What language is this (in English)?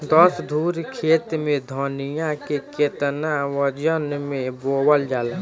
Bhojpuri